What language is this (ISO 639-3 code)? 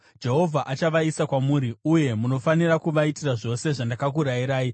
sna